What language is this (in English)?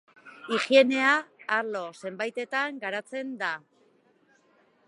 Basque